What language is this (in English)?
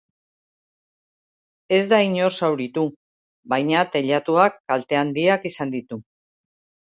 Basque